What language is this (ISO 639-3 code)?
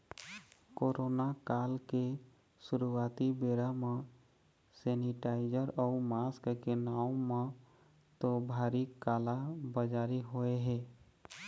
hne